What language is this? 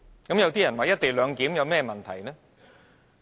Cantonese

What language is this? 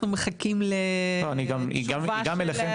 Hebrew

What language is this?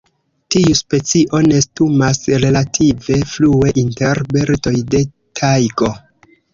Esperanto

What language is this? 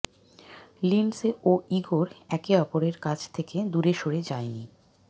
Bangla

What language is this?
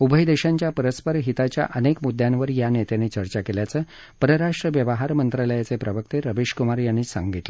Marathi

